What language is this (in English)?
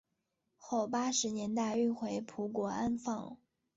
Chinese